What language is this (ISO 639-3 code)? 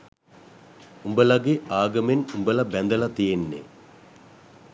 sin